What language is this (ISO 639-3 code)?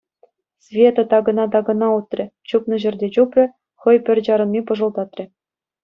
chv